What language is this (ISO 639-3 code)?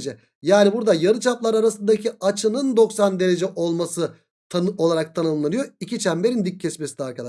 tur